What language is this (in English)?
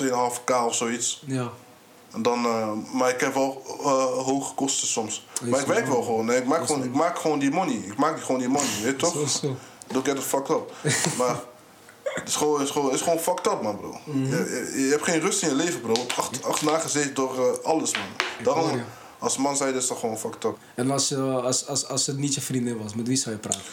Dutch